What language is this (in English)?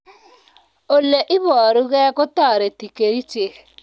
Kalenjin